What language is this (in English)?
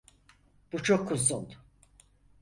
Turkish